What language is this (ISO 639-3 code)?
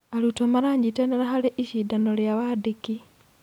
kik